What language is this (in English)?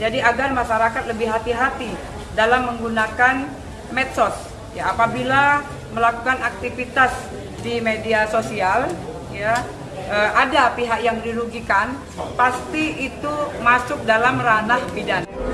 Indonesian